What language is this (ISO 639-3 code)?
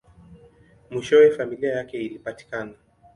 swa